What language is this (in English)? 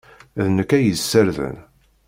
Kabyle